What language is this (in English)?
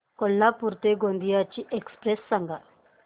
Marathi